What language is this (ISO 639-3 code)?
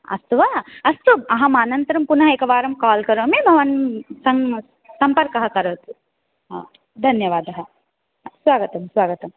san